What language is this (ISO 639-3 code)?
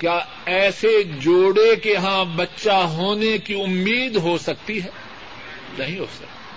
urd